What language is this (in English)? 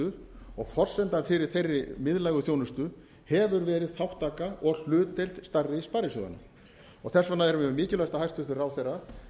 Icelandic